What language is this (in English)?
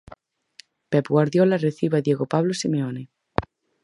Galician